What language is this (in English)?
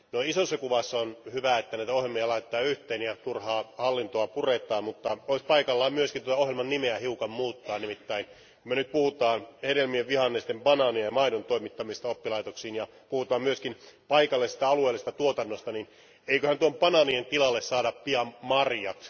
Finnish